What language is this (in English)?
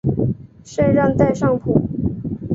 Chinese